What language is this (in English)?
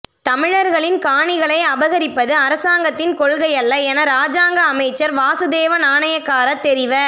Tamil